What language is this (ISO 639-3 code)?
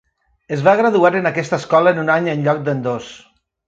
cat